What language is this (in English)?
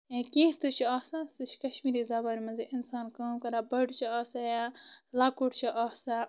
Kashmiri